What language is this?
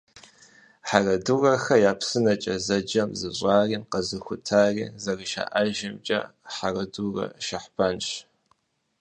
Kabardian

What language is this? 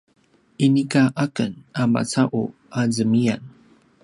Paiwan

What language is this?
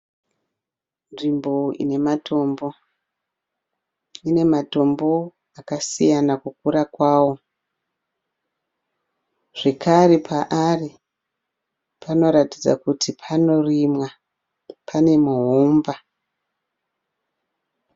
Shona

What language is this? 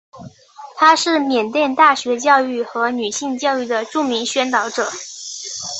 Chinese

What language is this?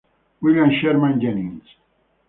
Italian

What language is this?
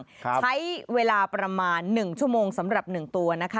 Thai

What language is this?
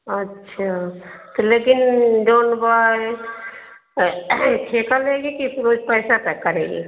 Hindi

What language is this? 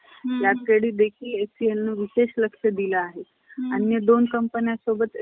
Marathi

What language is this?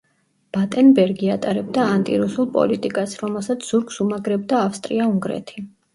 Georgian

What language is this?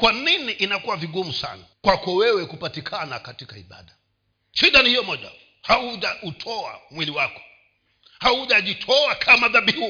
Swahili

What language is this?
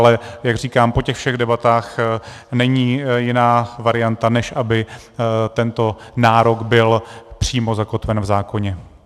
Czech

